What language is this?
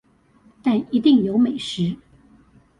Chinese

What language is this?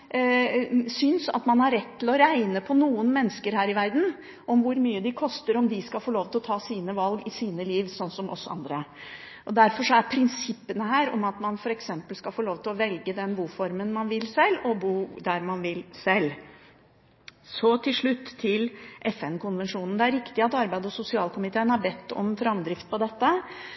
Norwegian Bokmål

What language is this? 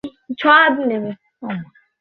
Bangla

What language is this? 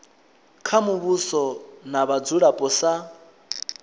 Venda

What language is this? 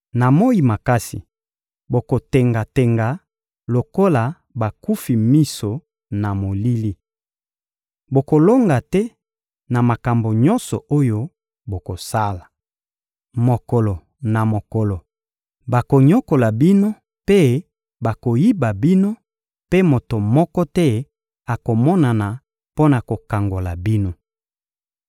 Lingala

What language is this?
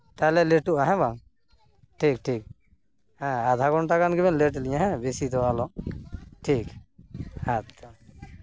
Santali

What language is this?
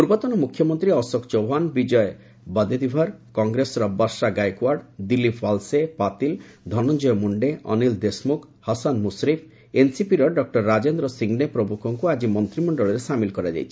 Odia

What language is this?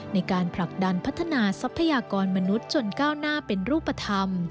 Thai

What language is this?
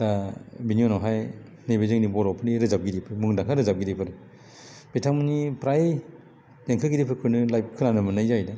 Bodo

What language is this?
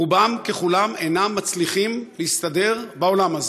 Hebrew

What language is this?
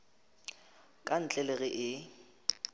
Northern Sotho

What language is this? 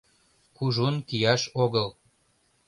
Mari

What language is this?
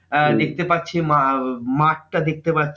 Bangla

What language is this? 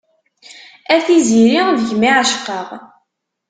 Kabyle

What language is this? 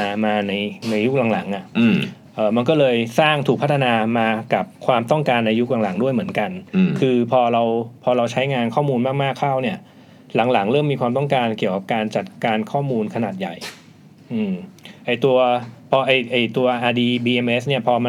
Thai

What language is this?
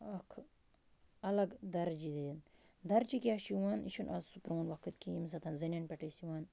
Kashmiri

